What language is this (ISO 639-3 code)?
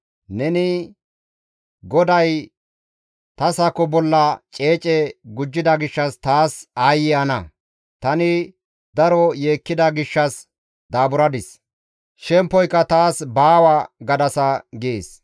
gmv